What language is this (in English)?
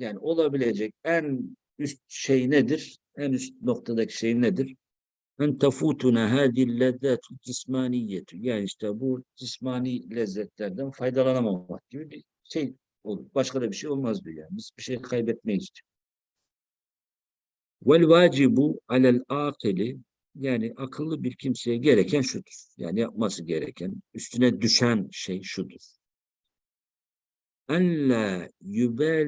Turkish